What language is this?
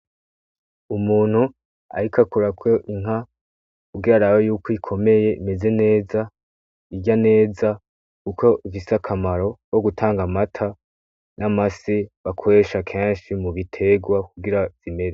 Rundi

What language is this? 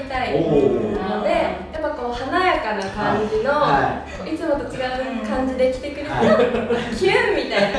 Japanese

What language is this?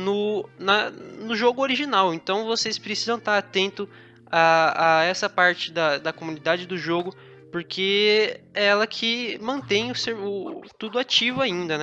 Portuguese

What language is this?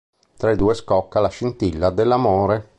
Italian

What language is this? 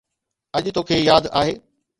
Sindhi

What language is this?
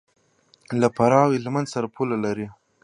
Pashto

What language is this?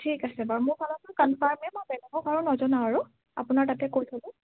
Assamese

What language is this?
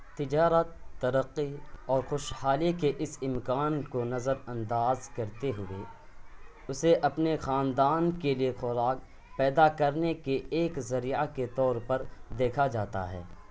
Urdu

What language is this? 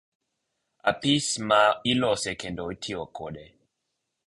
Luo (Kenya and Tanzania)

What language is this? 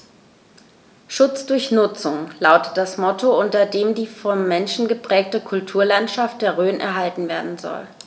German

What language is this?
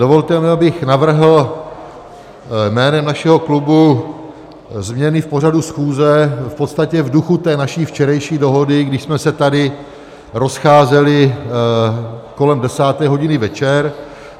Czech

